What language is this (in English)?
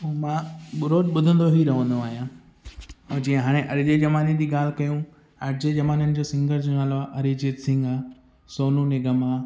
Sindhi